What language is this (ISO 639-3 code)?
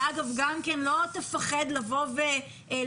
heb